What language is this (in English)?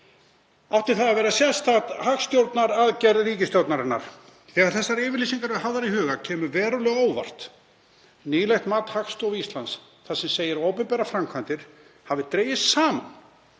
Icelandic